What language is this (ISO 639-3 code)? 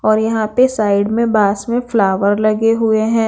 hin